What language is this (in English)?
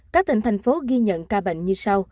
Vietnamese